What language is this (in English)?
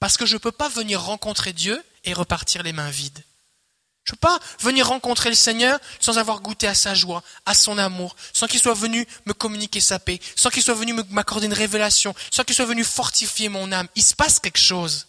French